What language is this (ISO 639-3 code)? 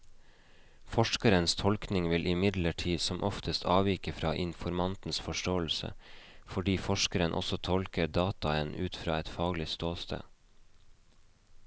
nor